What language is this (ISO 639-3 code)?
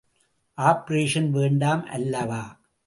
tam